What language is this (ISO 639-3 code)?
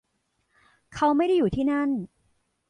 tha